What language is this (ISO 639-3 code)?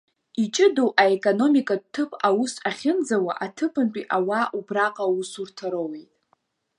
abk